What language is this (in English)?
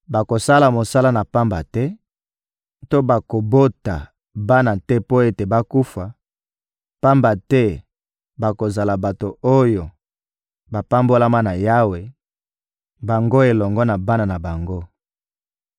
Lingala